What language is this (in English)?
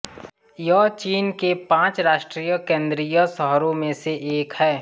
Hindi